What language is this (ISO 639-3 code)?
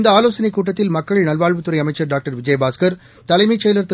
tam